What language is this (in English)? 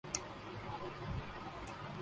Urdu